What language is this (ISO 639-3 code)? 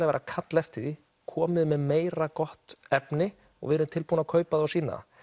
isl